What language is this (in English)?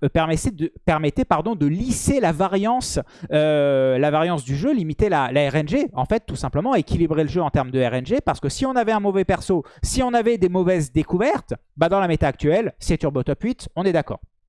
French